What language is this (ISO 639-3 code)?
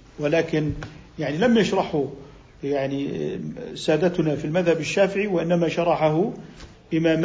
ara